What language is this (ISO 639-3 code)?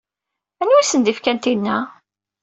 kab